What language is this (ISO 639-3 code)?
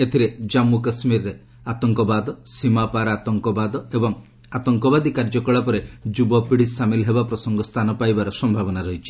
ori